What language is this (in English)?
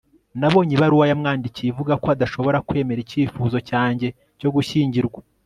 Kinyarwanda